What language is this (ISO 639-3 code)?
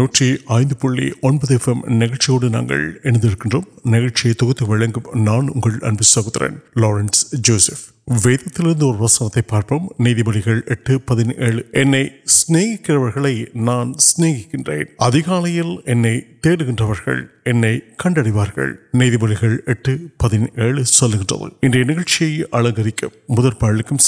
urd